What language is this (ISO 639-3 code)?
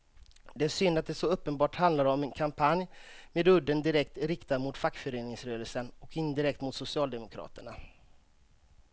swe